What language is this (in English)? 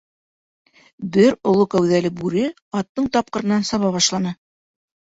Bashkir